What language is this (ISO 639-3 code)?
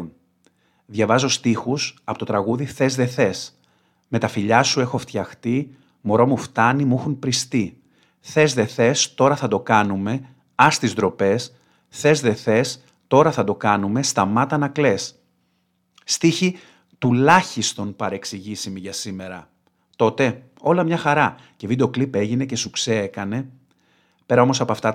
ell